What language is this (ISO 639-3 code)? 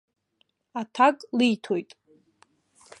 abk